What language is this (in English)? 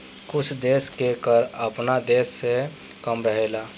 Bhojpuri